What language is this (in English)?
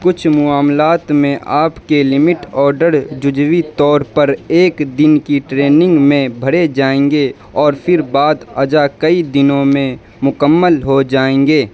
Urdu